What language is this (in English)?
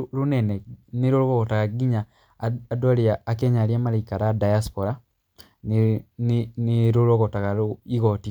Kikuyu